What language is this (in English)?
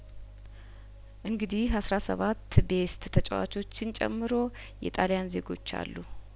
Amharic